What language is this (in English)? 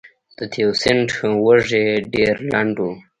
Pashto